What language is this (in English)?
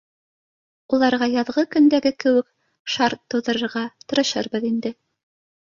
Bashkir